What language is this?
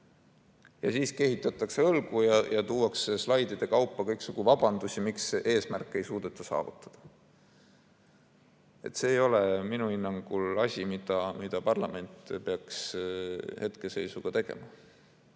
Estonian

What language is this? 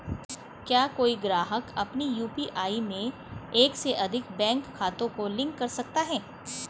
Hindi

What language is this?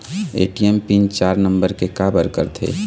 Chhattisgarhi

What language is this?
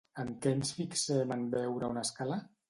Catalan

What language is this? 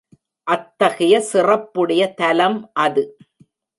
Tamil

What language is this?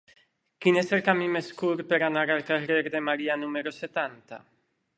Catalan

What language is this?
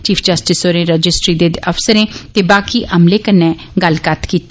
Dogri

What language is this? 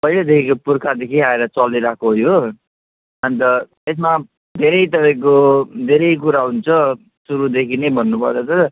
Nepali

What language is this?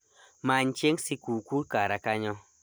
Luo (Kenya and Tanzania)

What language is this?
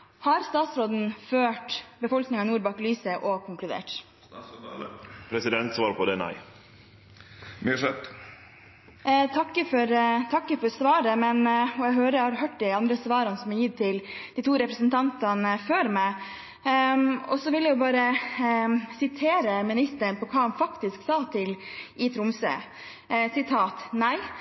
Norwegian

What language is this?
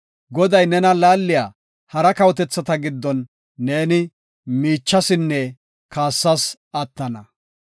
Gofa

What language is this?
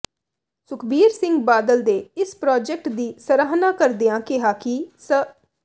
Punjabi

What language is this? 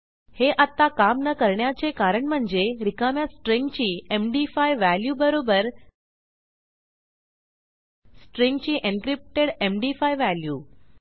Marathi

